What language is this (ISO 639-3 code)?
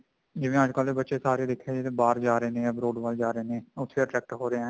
pan